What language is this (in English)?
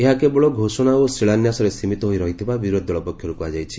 Odia